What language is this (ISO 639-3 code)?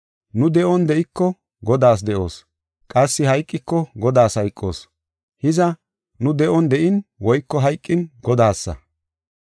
gof